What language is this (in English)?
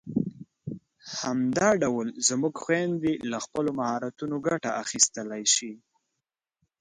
Pashto